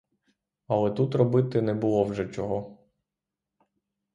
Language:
Ukrainian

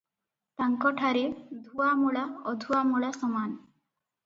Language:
Odia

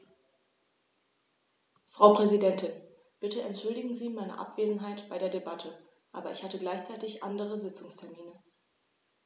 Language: German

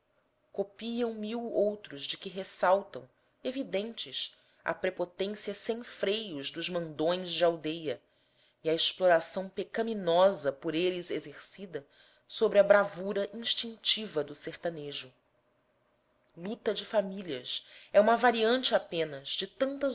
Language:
Portuguese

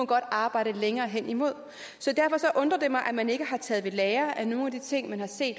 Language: Danish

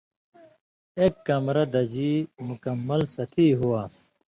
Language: Indus Kohistani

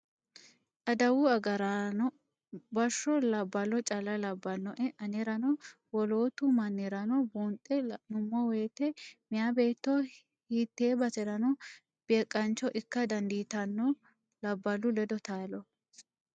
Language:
Sidamo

